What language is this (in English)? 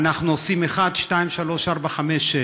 Hebrew